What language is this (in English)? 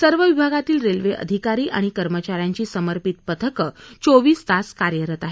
Marathi